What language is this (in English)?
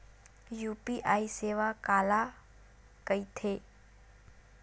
Chhattisgarhi